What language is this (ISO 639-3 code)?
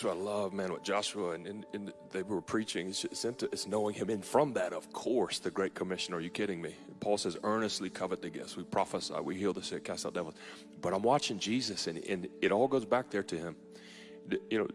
eng